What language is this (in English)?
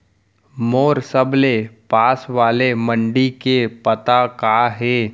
Chhattisgarhi